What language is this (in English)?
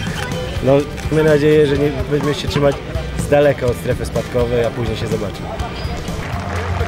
Polish